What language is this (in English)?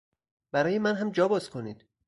Persian